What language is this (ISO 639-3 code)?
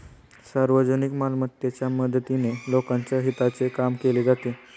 mar